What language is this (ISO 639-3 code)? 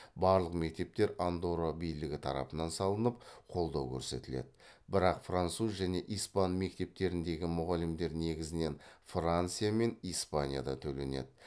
kaz